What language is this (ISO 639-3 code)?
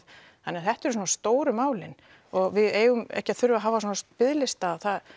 isl